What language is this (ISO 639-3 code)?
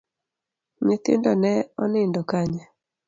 luo